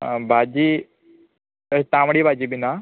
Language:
Konkani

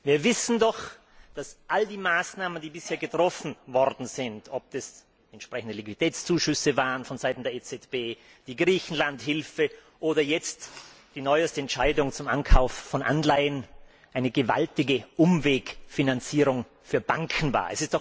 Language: German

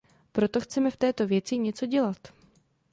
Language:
Czech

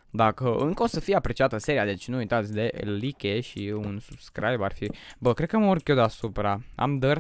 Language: Romanian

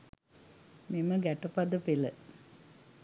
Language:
Sinhala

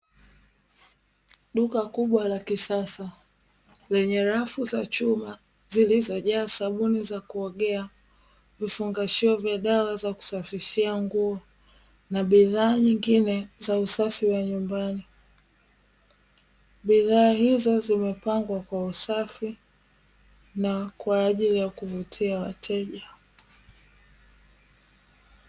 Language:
Swahili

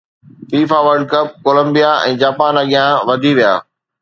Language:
Sindhi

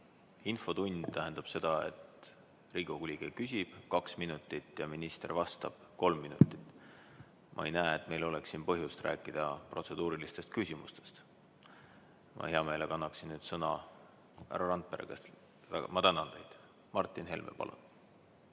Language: Estonian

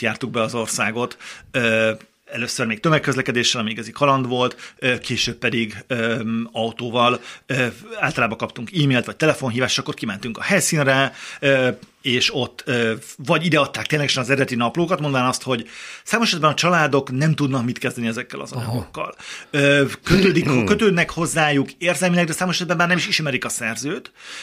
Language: Hungarian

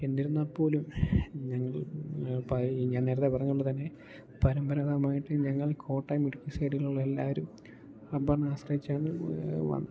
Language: Malayalam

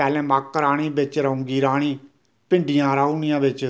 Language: Dogri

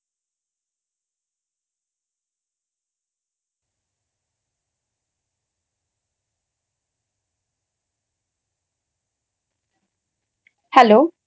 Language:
Bangla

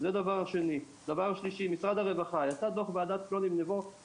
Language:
Hebrew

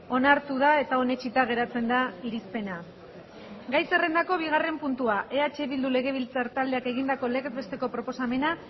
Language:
Basque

